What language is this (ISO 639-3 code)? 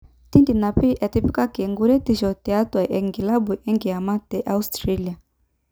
mas